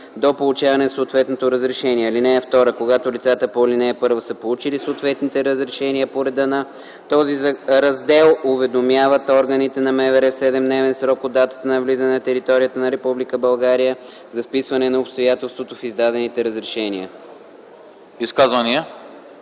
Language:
Bulgarian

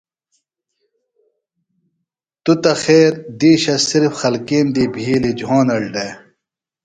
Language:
Phalura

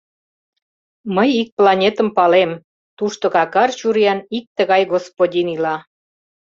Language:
Mari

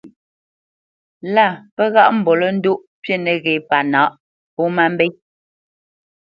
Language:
Bamenyam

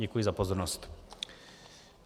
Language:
Czech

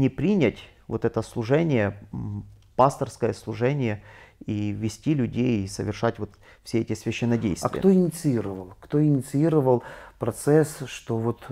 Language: Russian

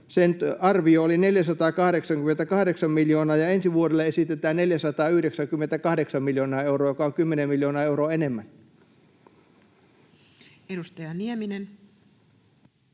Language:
Finnish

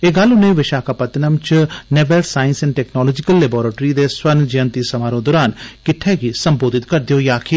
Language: Dogri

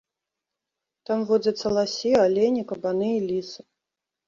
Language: Belarusian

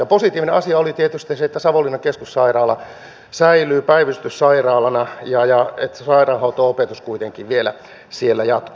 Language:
Finnish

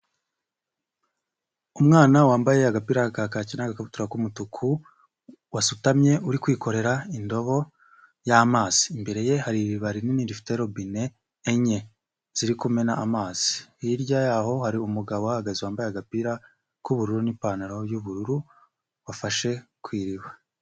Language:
Kinyarwanda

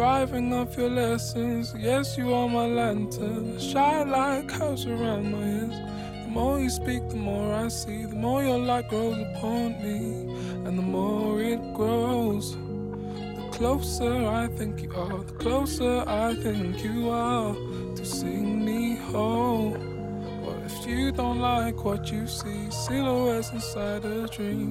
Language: Greek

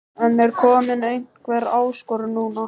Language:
Icelandic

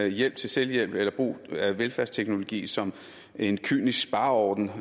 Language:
Danish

